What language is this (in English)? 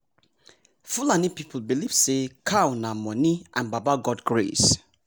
Nigerian Pidgin